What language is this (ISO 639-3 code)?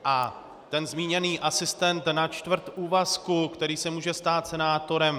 ces